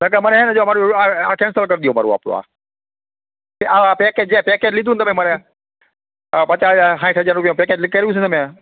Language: Gujarati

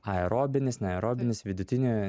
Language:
Lithuanian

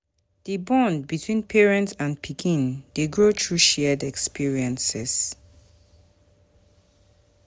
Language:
Nigerian Pidgin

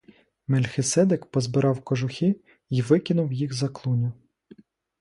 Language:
Ukrainian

